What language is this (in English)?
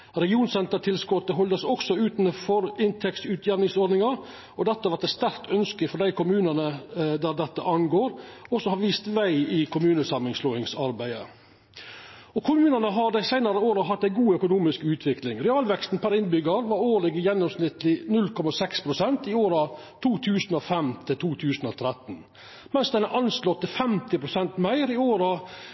Norwegian Nynorsk